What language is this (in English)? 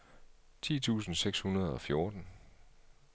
Danish